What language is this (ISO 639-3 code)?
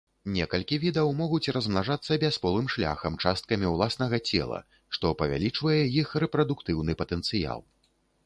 bel